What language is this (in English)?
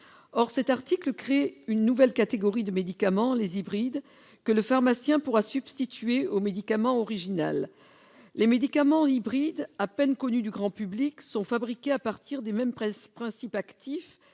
French